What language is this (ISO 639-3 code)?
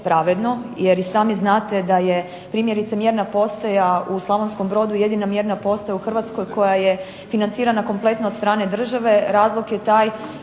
hrv